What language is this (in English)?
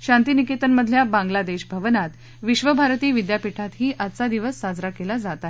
Marathi